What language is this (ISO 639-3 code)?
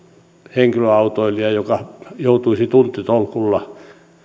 fin